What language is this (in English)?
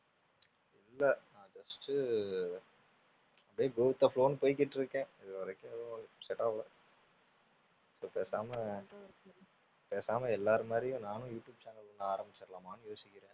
Tamil